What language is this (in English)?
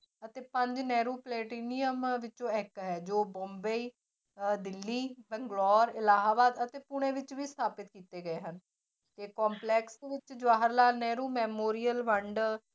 Punjabi